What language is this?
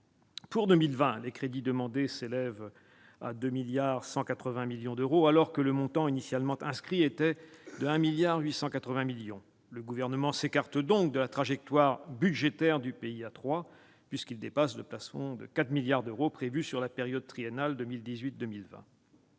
French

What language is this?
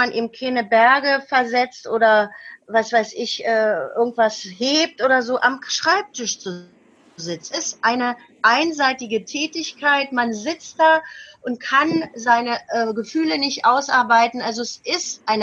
German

